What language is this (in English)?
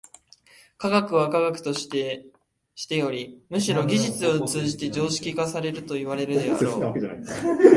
Japanese